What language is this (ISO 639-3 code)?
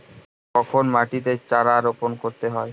ben